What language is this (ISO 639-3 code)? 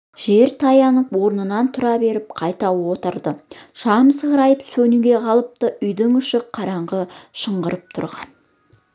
kaz